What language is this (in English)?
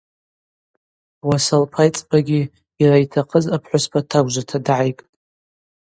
Abaza